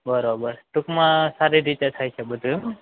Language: Gujarati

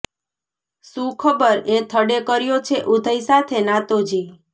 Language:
Gujarati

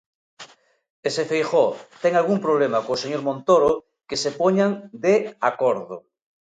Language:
Galician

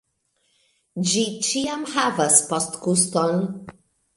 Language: Esperanto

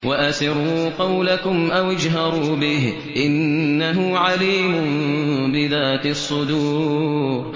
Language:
Arabic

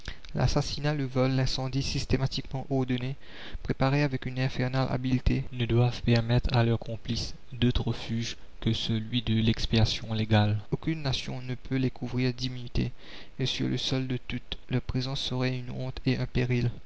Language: French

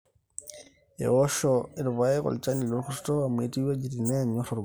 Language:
Masai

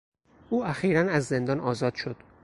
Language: Persian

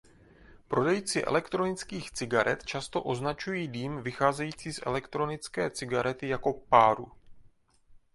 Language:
Czech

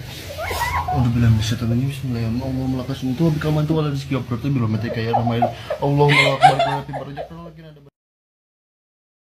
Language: Indonesian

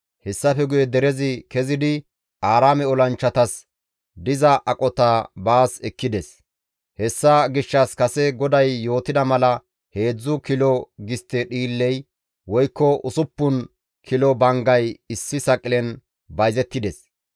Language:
Gamo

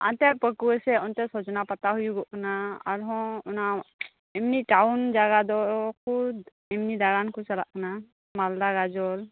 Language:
Santali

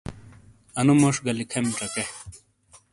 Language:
Shina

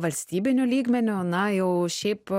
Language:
Lithuanian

